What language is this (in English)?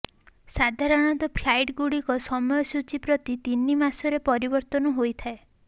Odia